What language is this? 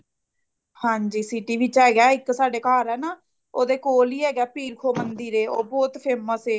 Punjabi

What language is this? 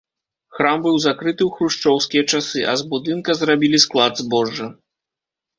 Belarusian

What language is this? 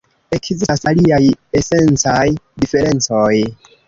Esperanto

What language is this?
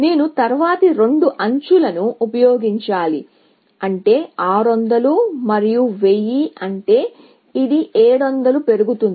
Telugu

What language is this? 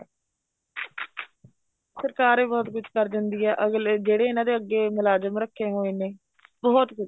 Punjabi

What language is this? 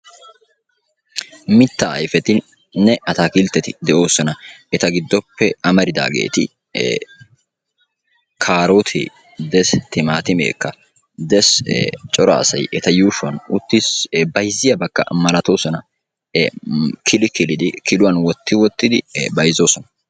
Wolaytta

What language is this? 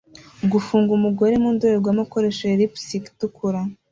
Kinyarwanda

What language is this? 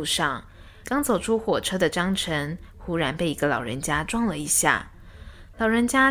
Chinese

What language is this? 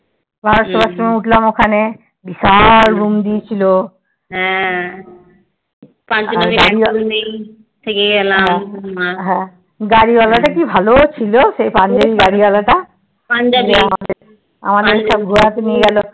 Bangla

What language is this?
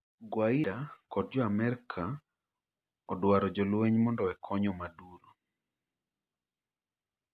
Luo (Kenya and Tanzania)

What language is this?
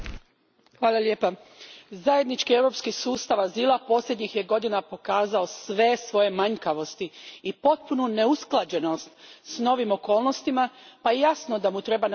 Croatian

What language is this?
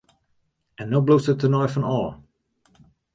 Western Frisian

